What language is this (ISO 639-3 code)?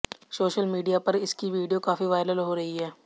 hin